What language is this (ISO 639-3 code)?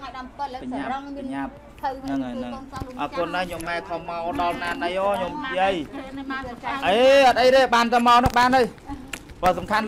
tha